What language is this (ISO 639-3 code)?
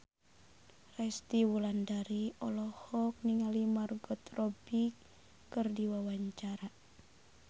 sun